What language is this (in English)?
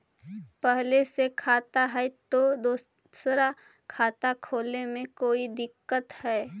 Magahi